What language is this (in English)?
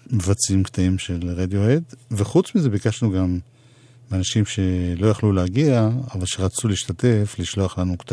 Hebrew